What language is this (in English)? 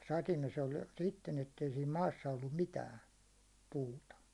Finnish